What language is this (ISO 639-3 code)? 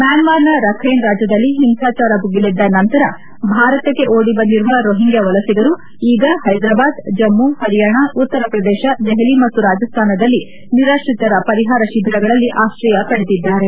kan